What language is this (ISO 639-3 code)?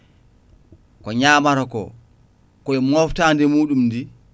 ful